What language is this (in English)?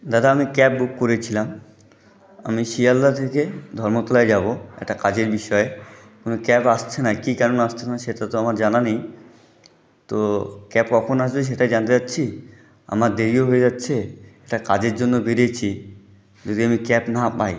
Bangla